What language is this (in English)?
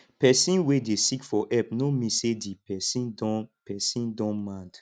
Nigerian Pidgin